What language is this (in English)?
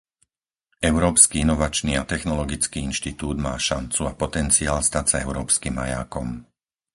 Slovak